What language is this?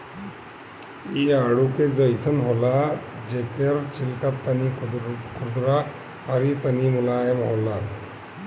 Bhojpuri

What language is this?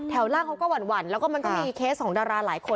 Thai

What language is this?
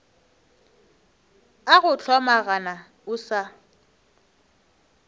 Northern Sotho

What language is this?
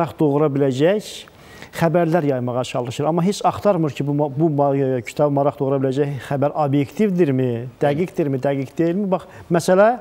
Turkish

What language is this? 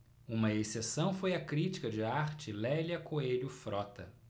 Portuguese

